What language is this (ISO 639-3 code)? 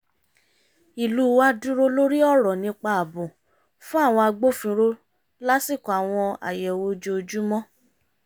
yor